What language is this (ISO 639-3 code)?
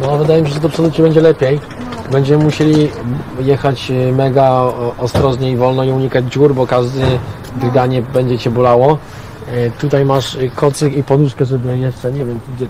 pol